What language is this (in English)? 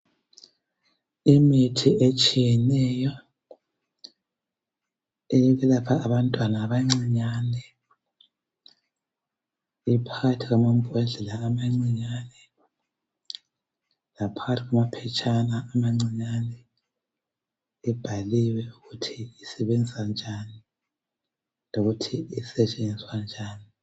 North Ndebele